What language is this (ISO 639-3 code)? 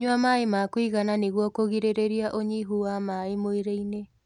kik